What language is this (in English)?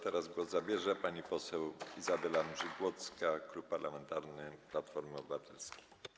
Polish